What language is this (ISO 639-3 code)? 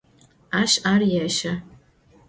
ady